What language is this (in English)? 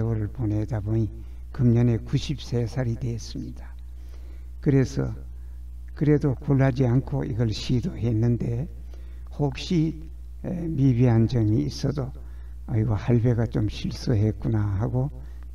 Korean